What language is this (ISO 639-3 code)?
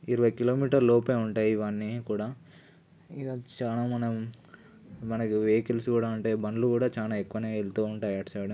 tel